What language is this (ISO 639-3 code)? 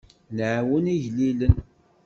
kab